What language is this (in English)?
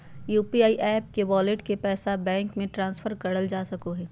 Magahi